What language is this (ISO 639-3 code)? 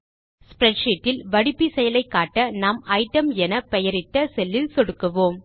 tam